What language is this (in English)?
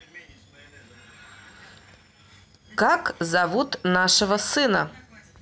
Russian